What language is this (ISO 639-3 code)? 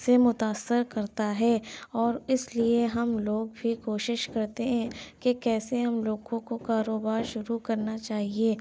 urd